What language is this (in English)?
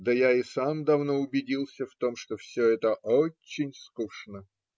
Russian